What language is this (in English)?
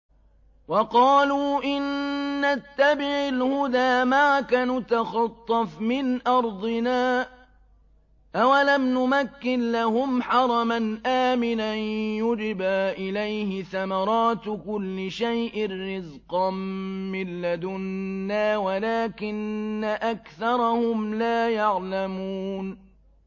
Arabic